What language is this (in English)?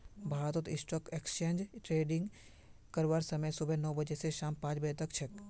Magahi